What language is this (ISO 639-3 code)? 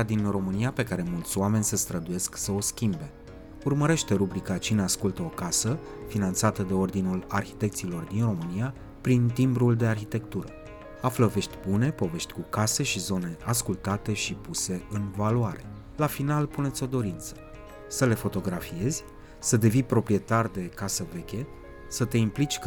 ron